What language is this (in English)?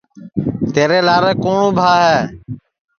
Sansi